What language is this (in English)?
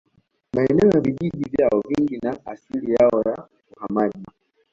Swahili